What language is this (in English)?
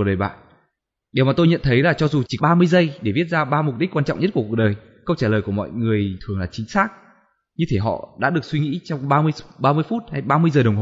Vietnamese